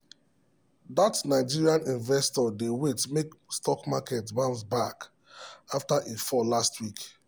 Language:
Nigerian Pidgin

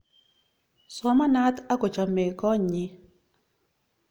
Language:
Kalenjin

